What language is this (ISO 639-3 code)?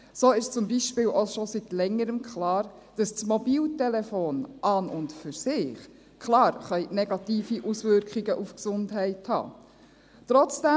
gsw